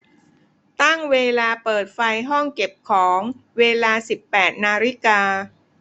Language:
Thai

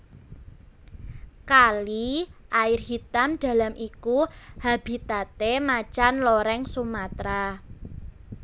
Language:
Javanese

